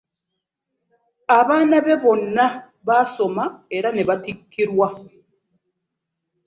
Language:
Ganda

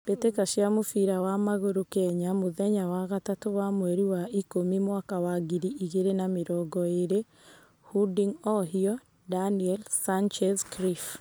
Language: Kikuyu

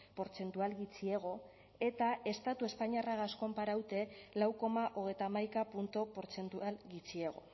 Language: Basque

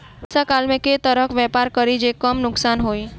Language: Maithili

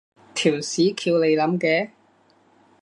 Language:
Cantonese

